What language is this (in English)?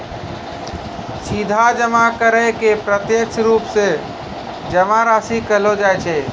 Maithili